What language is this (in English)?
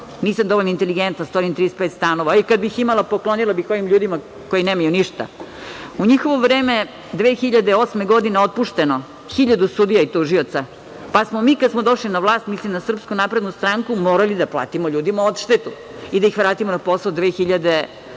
Serbian